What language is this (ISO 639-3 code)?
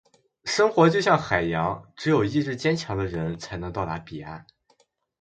zho